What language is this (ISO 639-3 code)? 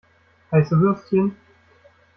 deu